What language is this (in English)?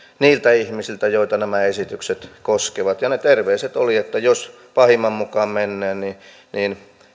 Finnish